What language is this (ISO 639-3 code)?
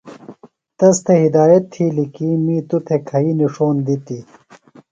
phl